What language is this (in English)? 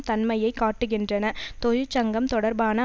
Tamil